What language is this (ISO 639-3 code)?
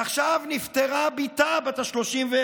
heb